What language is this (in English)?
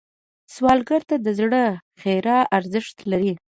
Pashto